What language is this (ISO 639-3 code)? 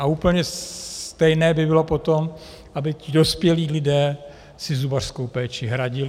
ces